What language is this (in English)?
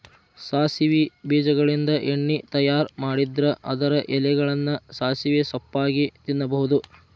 Kannada